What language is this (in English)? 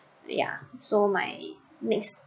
English